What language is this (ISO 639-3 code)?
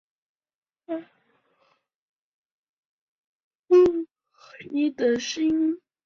zho